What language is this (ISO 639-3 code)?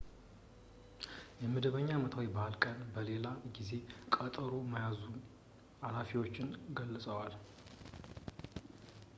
amh